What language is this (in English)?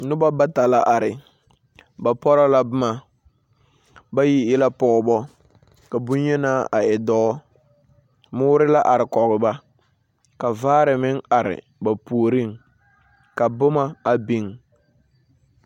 Southern Dagaare